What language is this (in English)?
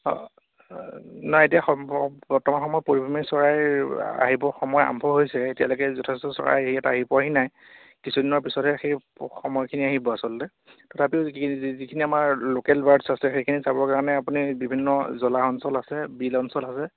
Assamese